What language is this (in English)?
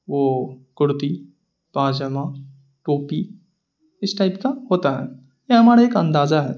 Urdu